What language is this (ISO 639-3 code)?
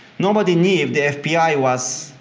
eng